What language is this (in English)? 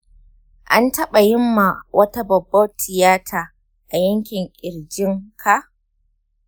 Hausa